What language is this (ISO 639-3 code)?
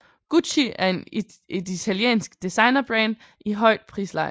dan